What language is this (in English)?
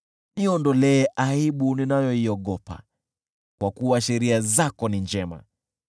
Swahili